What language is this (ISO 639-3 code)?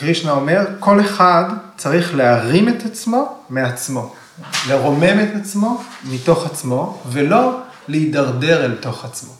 heb